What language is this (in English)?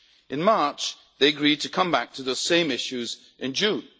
English